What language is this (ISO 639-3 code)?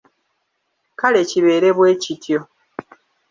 lug